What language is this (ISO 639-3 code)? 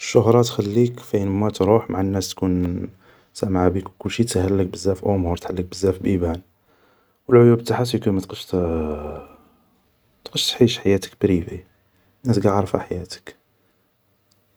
arq